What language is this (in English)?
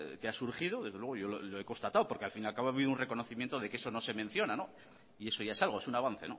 Spanish